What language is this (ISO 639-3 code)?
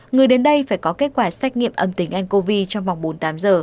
vie